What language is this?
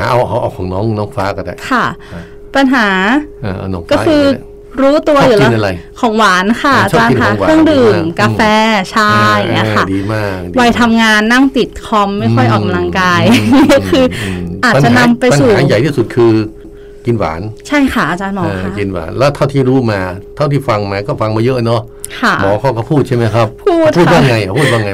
Thai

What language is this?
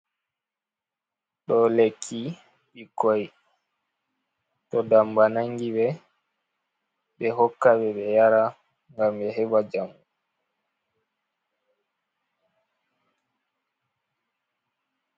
Fula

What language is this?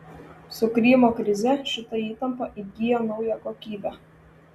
Lithuanian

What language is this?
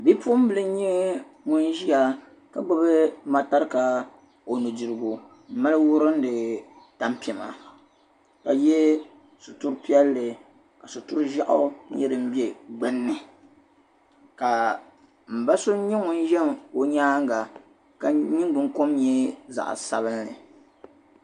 Dagbani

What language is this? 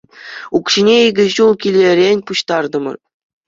Chuvash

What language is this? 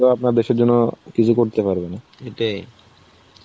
Bangla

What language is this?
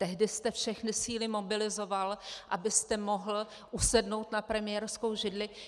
Czech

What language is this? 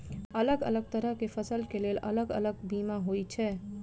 Maithili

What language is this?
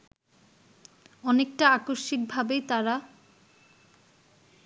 Bangla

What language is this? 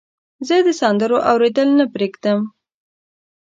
Pashto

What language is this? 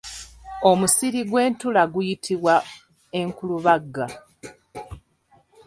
Ganda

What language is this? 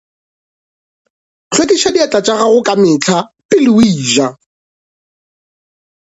Northern Sotho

